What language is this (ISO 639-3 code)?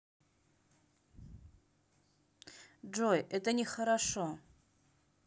rus